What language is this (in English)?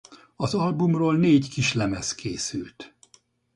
Hungarian